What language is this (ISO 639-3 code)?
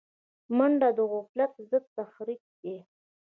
pus